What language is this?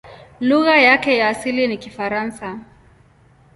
Swahili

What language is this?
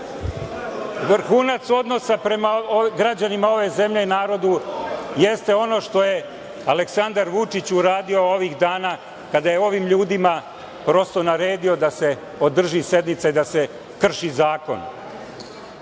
Serbian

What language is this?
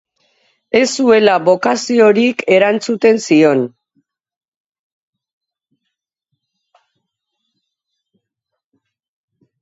Basque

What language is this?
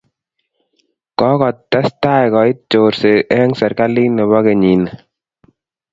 Kalenjin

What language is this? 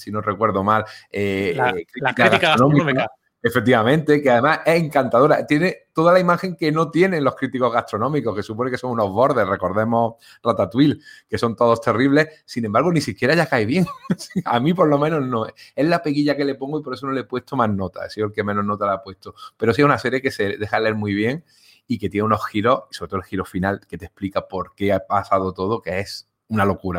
Spanish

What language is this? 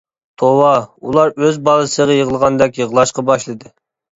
Uyghur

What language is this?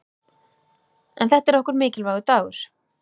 Icelandic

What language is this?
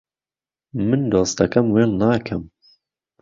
Central Kurdish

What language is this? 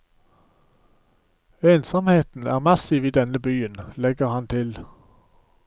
Norwegian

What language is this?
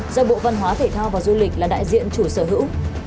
Vietnamese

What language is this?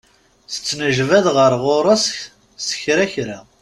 Kabyle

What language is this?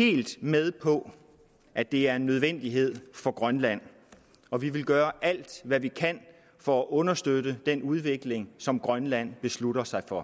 Danish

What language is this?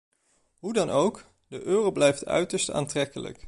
Dutch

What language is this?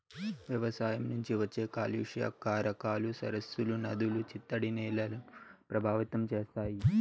Telugu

